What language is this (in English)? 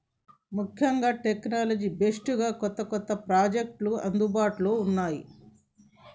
Telugu